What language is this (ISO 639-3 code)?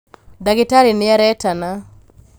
kik